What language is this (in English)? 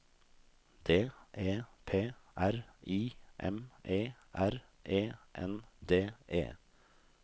Norwegian